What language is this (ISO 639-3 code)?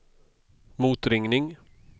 swe